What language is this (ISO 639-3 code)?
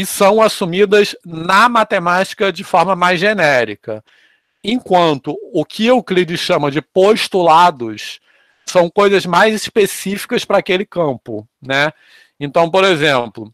por